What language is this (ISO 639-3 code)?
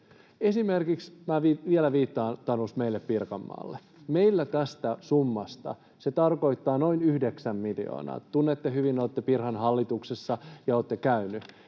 fin